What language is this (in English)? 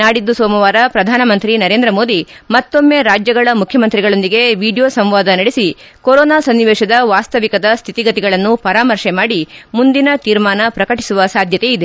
Kannada